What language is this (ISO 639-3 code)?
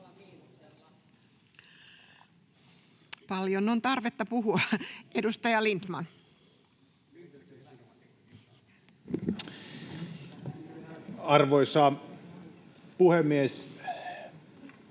fin